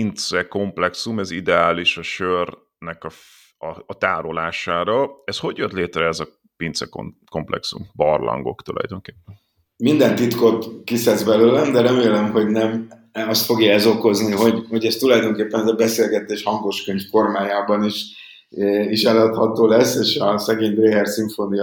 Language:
Hungarian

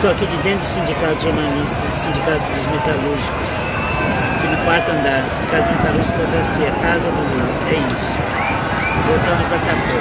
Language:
Portuguese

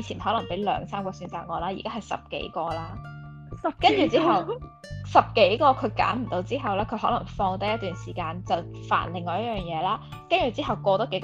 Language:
Chinese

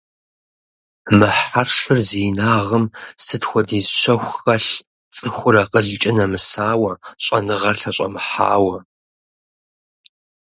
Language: Kabardian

